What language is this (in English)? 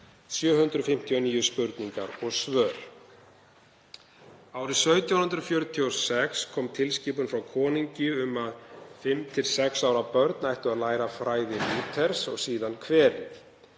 Icelandic